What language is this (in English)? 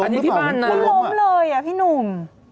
Thai